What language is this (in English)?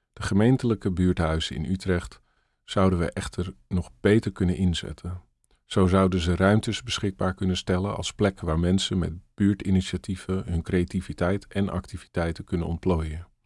Dutch